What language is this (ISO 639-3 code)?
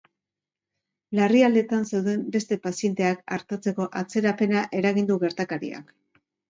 eus